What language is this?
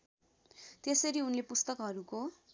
Nepali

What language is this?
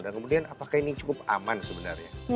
Indonesian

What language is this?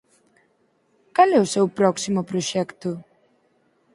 Galician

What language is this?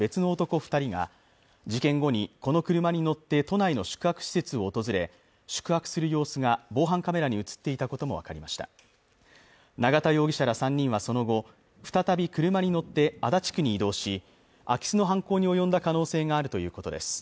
Japanese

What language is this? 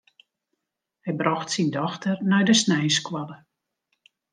Western Frisian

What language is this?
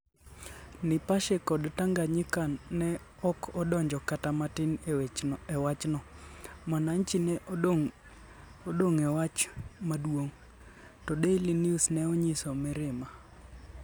Luo (Kenya and Tanzania)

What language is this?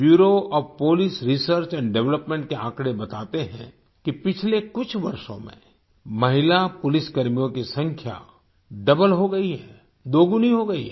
Hindi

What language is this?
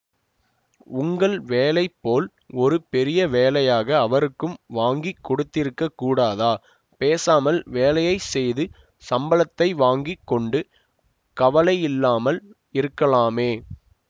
Tamil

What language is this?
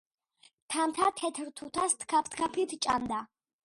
Georgian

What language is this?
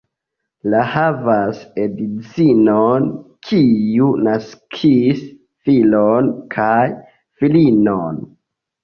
Esperanto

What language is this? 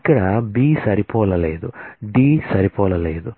Telugu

